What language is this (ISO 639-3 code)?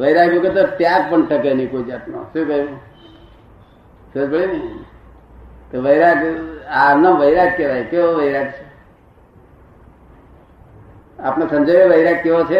guj